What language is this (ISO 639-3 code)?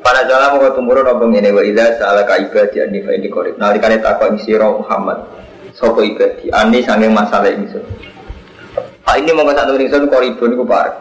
ind